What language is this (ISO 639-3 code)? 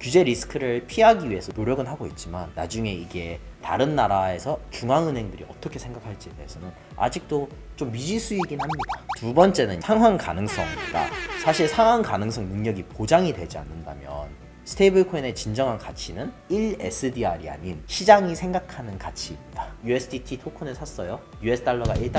kor